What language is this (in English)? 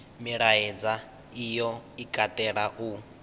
Venda